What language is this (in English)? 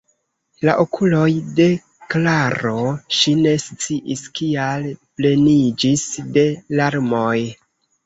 Esperanto